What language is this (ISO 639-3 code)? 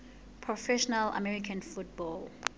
sot